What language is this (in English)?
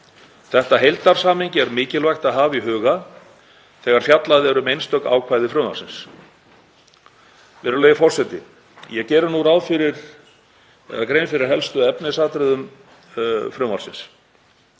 Icelandic